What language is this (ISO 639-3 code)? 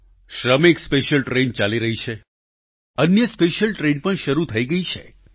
guj